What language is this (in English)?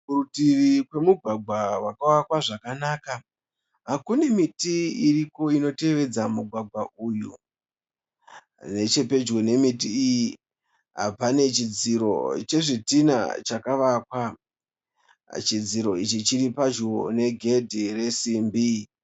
Shona